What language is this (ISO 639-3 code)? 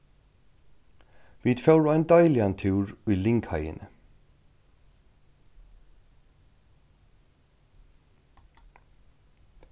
fao